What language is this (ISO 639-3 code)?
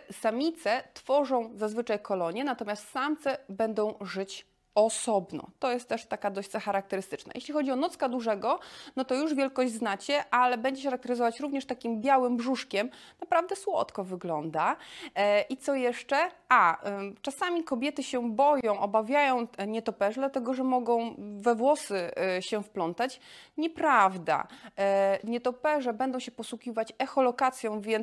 pol